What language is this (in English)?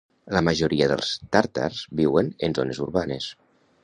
Catalan